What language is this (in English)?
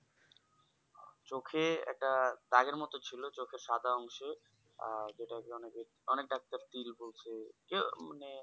Bangla